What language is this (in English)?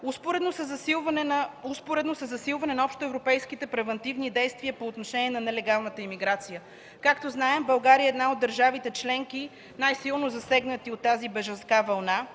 Bulgarian